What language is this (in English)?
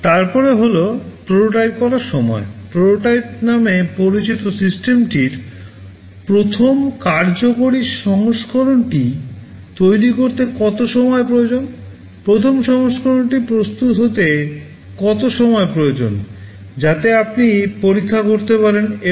Bangla